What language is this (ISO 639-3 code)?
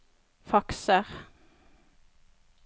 nor